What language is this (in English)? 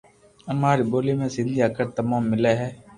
Loarki